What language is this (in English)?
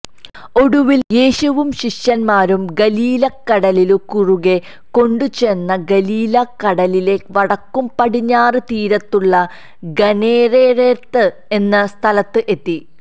Malayalam